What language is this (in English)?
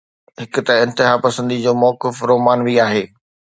Sindhi